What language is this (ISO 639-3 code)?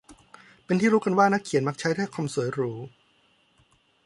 tha